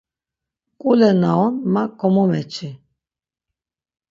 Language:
Laz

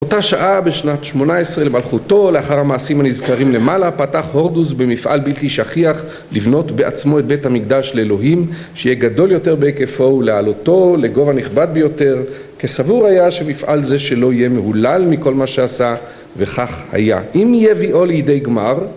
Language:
Hebrew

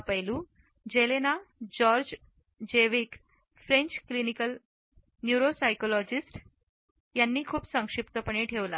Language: Marathi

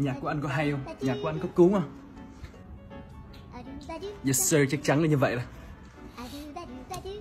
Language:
Vietnamese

